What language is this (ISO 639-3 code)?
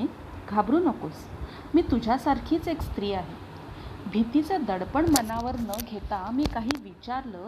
mar